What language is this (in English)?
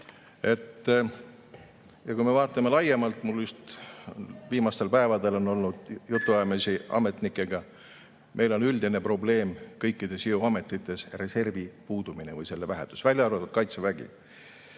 Estonian